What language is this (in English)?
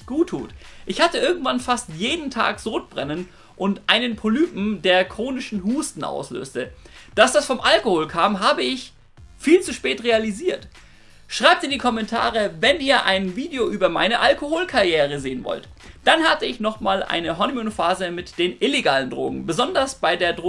German